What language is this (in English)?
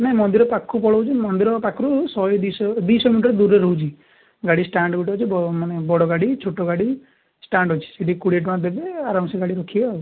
Odia